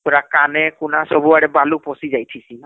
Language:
Odia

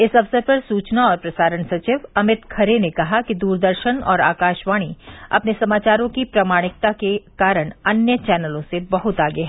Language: Hindi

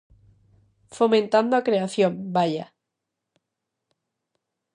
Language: Galician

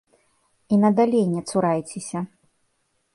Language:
Belarusian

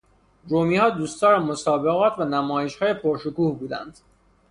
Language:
Persian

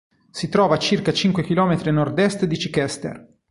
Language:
Italian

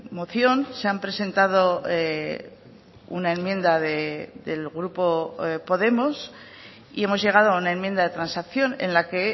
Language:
Spanish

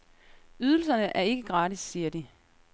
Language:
Danish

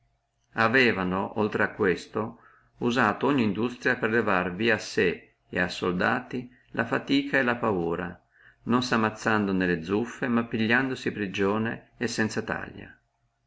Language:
Italian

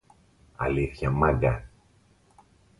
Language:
Greek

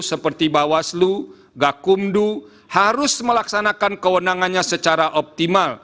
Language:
Indonesian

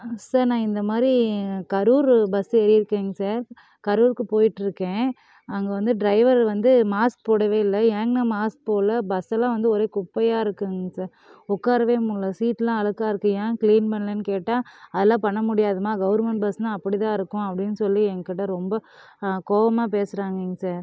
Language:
Tamil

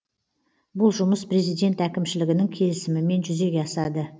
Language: Kazakh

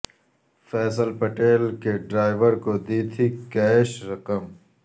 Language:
Urdu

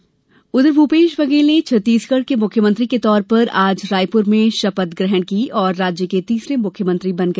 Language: Hindi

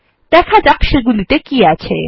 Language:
Bangla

